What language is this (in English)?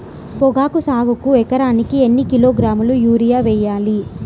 Telugu